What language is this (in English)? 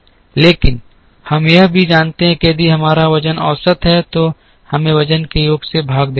Hindi